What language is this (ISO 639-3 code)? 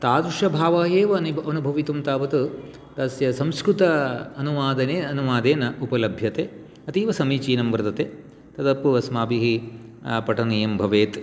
san